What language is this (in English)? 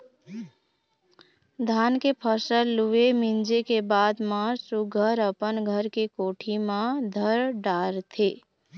Chhattisgarhi